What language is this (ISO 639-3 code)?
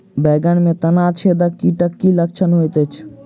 mai